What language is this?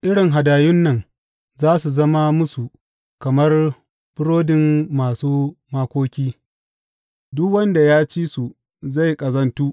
Hausa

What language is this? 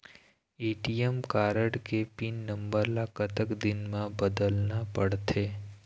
Chhattisgarhi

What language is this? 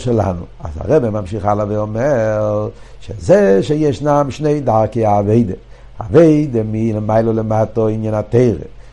Hebrew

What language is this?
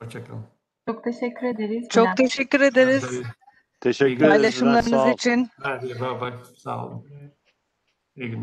Turkish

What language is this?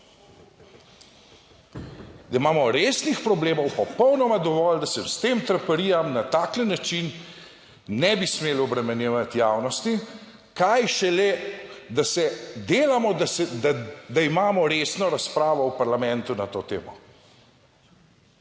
Slovenian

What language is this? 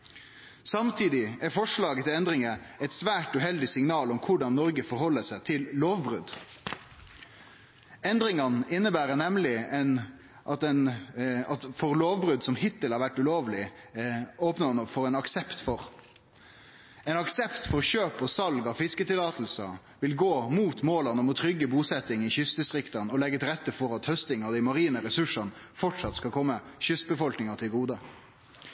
Norwegian Nynorsk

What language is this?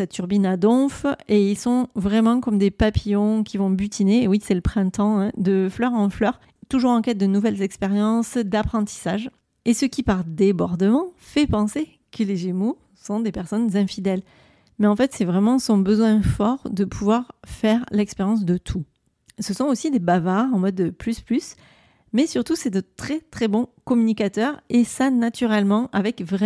French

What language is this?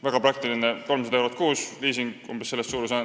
Estonian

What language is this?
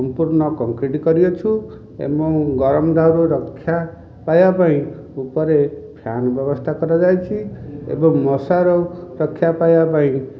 Odia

